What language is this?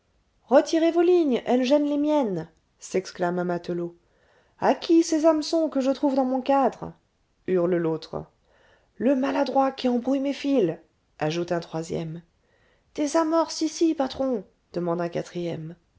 French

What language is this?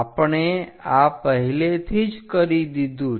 Gujarati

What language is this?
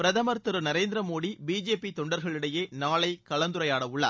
Tamil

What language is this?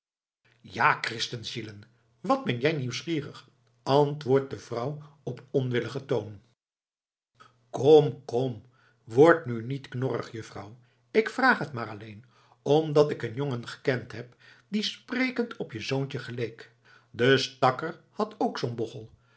Dutch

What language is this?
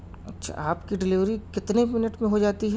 Urdu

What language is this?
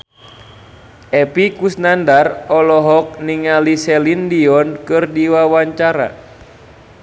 Sundanese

